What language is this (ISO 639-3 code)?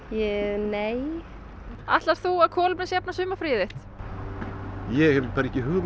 isl